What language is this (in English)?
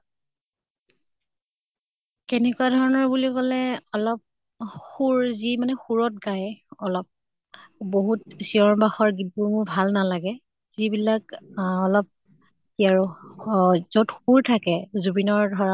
Assamese